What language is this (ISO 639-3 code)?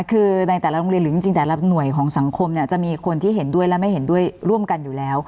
tha